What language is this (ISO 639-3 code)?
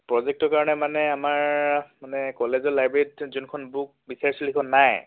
asm